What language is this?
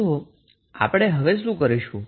Gujarati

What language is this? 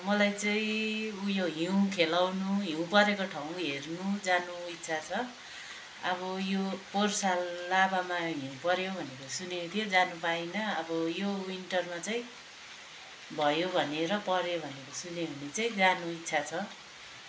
Nepali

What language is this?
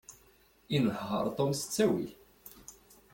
Kabyle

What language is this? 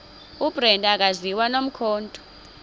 Xhosa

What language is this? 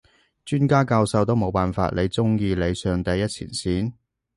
Cantonese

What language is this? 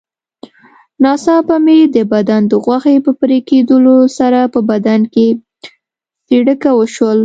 Pashto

